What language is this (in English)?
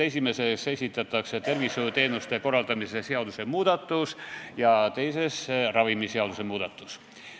Estonian